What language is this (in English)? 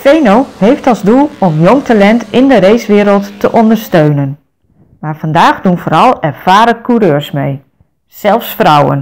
Dutch